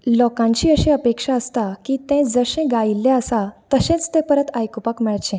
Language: Konkani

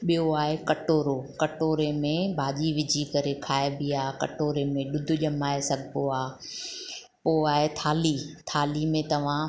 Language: Sindhi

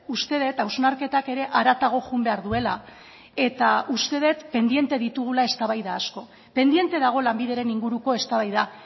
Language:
Basque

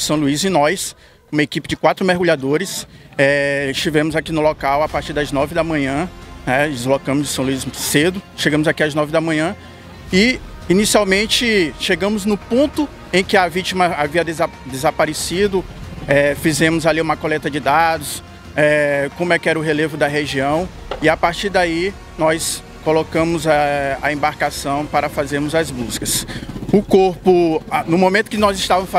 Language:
Portuguese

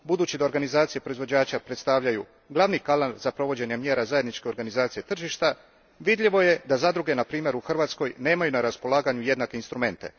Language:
Croatian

